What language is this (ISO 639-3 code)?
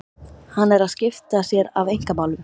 isl